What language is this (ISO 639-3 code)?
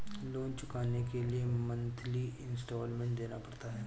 hin